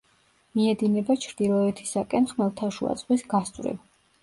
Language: Georgian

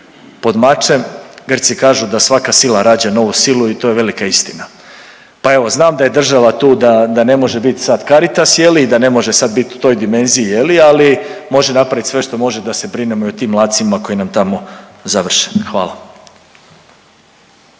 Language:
Croatian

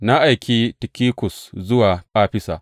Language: Hausa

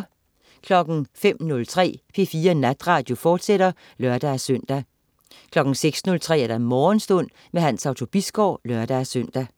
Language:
Danish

